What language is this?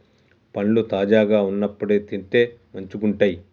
Telugu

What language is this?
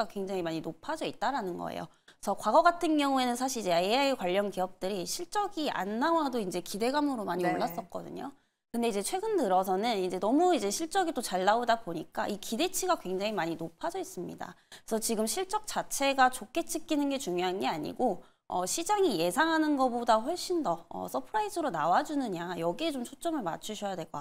Korean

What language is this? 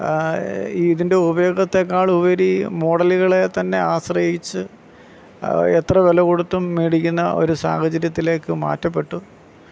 Malayalam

